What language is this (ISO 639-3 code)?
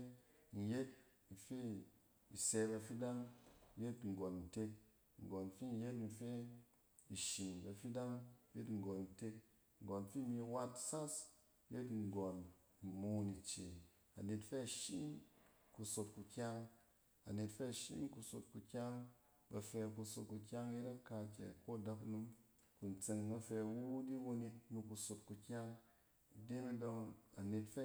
cen